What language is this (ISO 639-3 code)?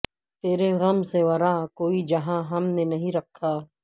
urd